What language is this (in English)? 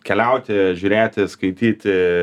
Lithuanian